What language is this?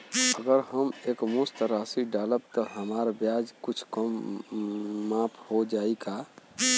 Bhojpuri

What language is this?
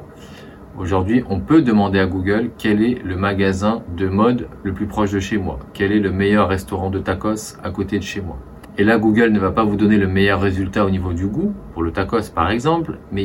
French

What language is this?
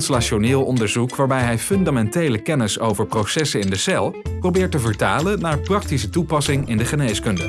Dutch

